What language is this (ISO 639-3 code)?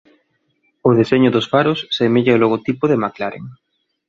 glg